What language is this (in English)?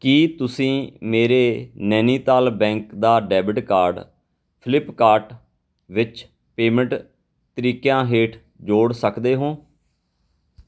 Punjabi